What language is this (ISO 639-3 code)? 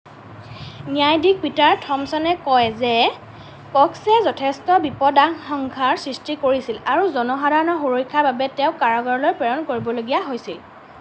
asm